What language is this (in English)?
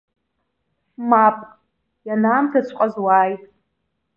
Abkhazian